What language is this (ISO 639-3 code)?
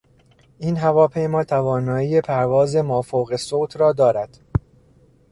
fas